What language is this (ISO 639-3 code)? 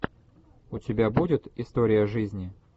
rus